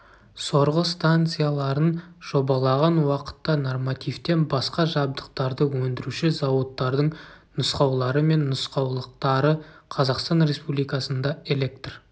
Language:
Kazakh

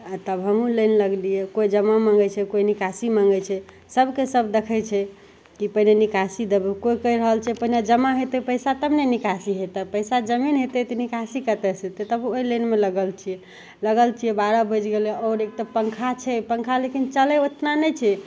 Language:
Maithili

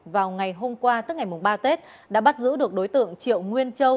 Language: Vietnamese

